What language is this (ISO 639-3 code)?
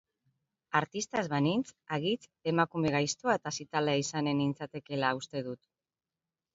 eus